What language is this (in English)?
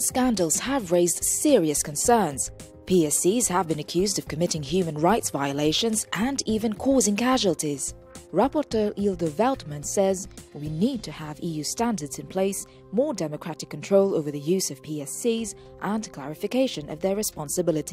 English